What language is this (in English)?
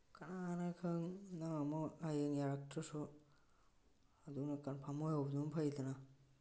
Manipuri